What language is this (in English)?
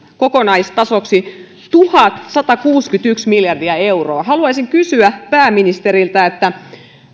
Finnish